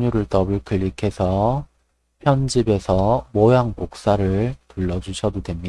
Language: Korean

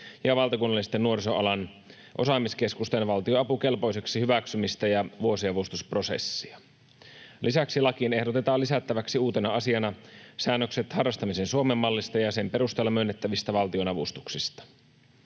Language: Finnish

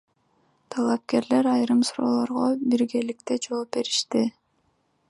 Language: Kyrgyz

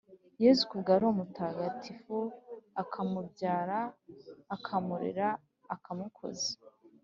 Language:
Kinyarwanda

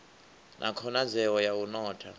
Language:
Venda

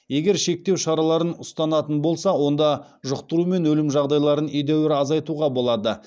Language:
Kazakh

